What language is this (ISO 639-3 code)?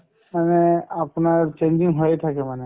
asm